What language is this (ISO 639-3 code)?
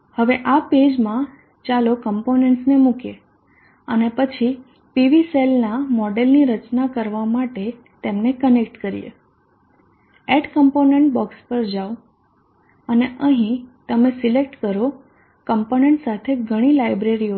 guj